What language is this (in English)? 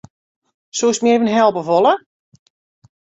Western Frisian